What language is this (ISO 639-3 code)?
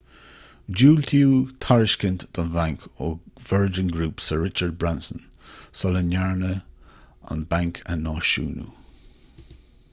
gle